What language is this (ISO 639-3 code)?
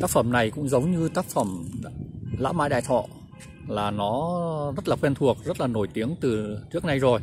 vie